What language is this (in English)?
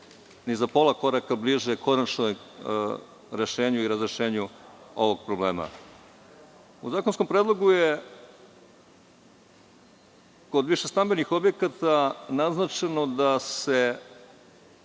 Serbian